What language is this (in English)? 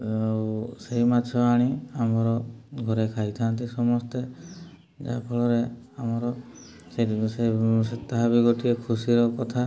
Odia